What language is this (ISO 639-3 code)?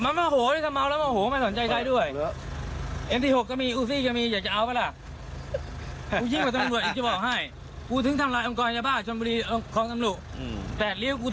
tha